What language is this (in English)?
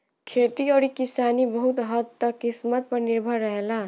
Bhojpuri